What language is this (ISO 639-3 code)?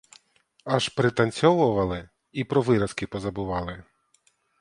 ukr